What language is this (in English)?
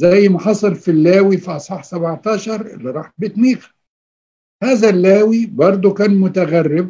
Arabic